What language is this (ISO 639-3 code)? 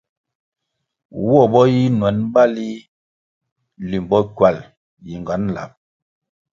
nmg